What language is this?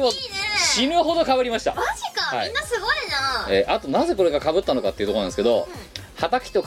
Japanese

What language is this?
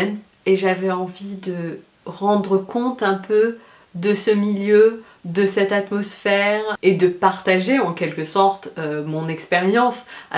French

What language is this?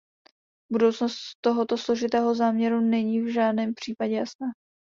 Czech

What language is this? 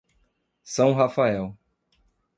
Portuguese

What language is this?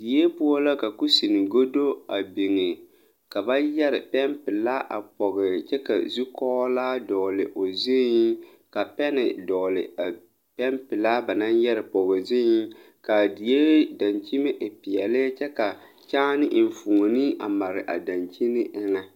Southern Dagaare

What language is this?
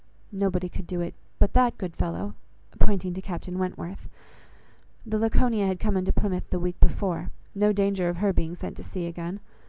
English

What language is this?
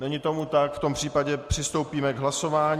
Czech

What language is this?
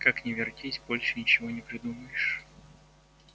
Russian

